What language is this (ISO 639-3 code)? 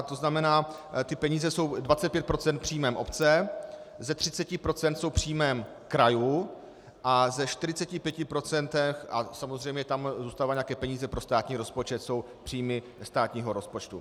ces